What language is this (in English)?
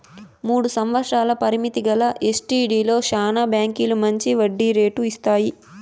Telugu